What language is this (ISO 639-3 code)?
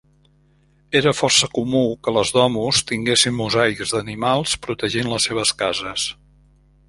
cat